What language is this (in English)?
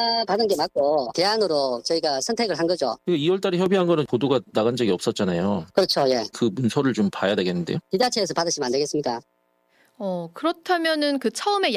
Korean